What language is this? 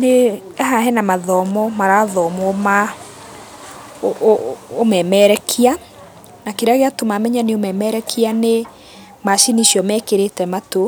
Kikuyu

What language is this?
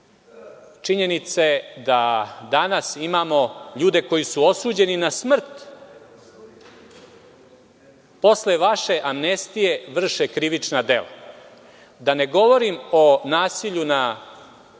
Serbian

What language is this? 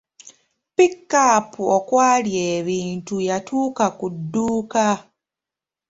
Ganda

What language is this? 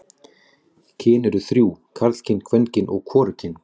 Icelandic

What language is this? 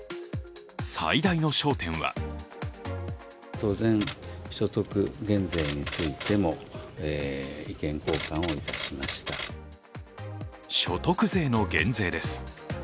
Japanese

